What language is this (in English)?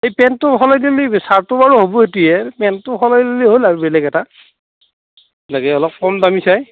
Assamese